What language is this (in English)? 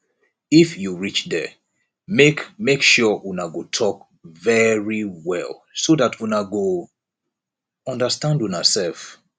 Nigerian Pidgin